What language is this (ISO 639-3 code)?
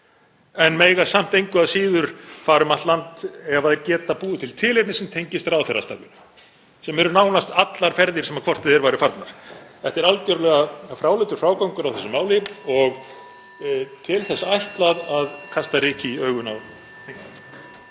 isl